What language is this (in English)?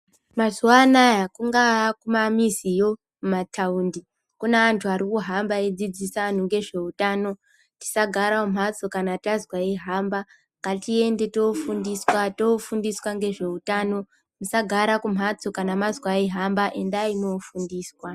Ndau